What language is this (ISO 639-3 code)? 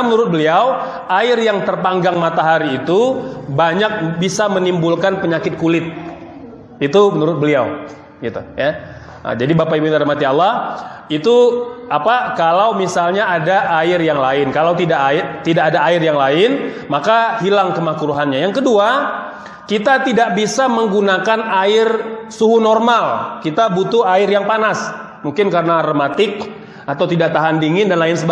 ind